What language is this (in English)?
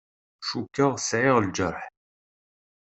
Kabyle